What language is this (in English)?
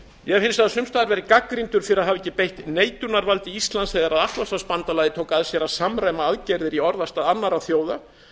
Icelandic